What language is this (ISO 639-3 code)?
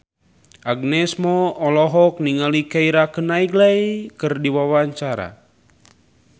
sun